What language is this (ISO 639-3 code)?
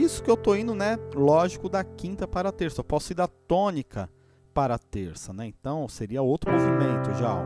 por